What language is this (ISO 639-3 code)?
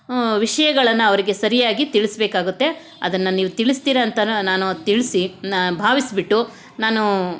kan